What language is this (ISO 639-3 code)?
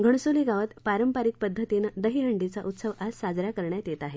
mar